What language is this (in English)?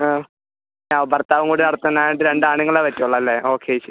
Malayalam